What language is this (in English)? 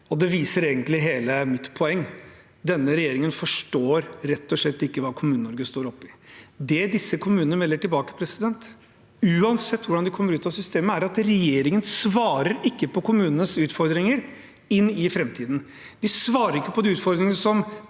Norwegian